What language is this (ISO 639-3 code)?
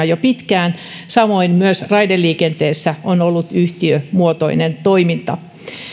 fin